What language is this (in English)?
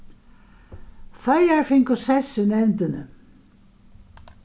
Faroese